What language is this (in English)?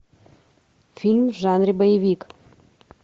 Russian